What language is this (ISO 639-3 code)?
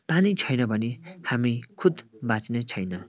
nep